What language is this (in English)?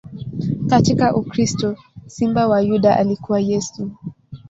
Swahili